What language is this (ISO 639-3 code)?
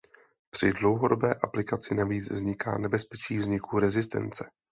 ces